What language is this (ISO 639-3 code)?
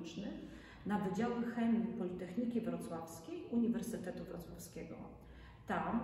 pol